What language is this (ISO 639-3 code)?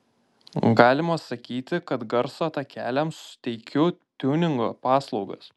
lit